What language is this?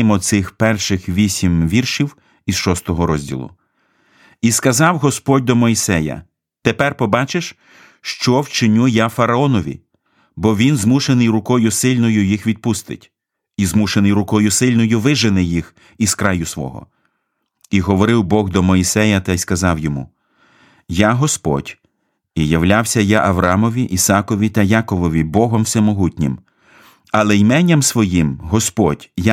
Ukrainian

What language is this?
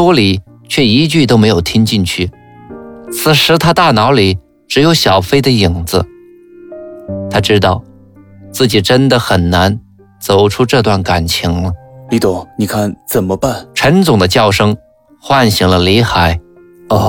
Chinese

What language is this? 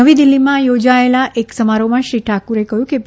Gujarati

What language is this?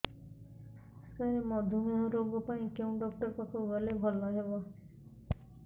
Odia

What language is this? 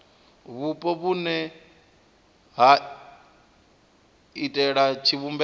Venda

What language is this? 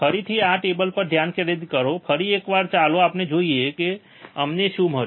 Gujarati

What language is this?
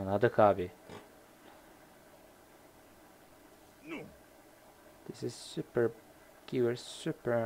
Turkish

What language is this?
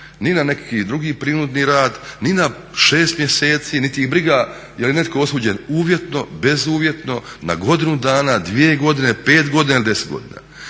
Croatian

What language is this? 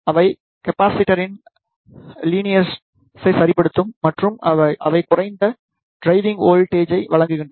Tamil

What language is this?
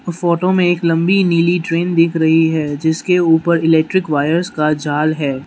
Hindi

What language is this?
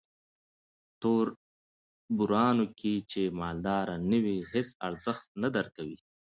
Pashto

